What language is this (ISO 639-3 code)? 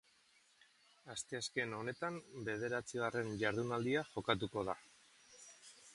eus